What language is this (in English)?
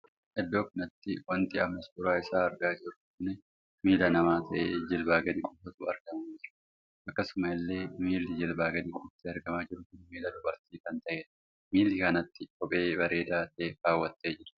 Oromo